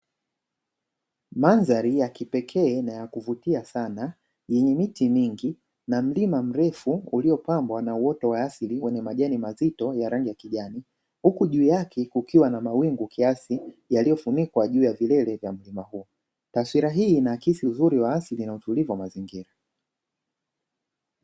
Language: Swahili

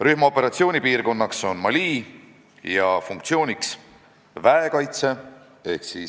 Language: Estonian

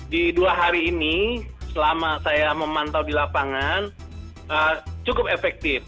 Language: Indonesian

